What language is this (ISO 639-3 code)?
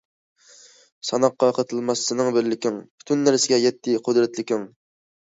uig